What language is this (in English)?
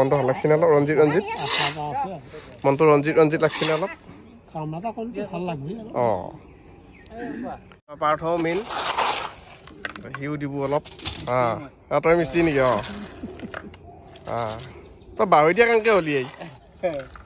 Indonesian